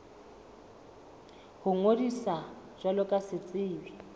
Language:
Southern Sotho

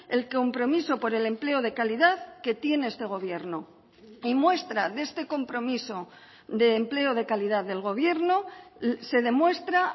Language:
Spanish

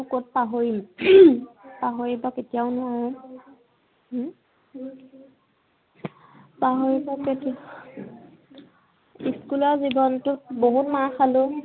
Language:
Assamese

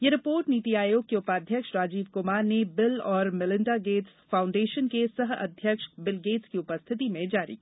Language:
Hindi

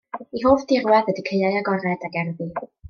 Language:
Welsh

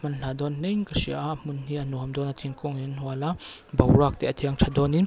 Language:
Mizo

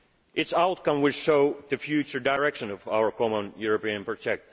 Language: English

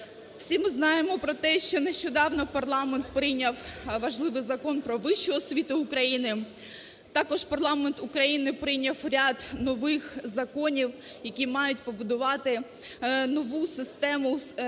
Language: Ukrainian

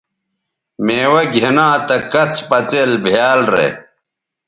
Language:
Bateri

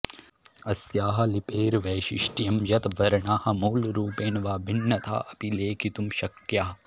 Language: Sanskrit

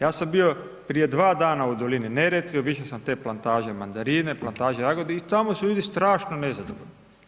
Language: Croatian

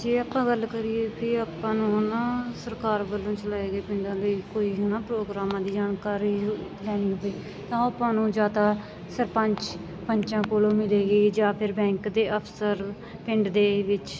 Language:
Punjabi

